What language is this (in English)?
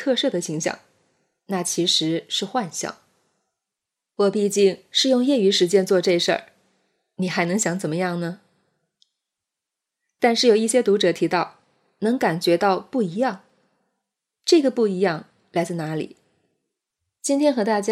Chinese